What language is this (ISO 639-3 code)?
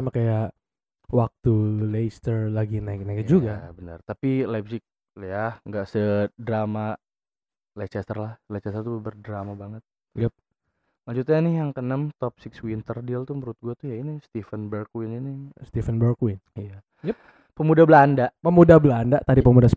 ind